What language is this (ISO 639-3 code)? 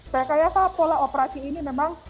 ind